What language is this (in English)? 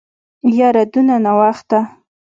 Pashto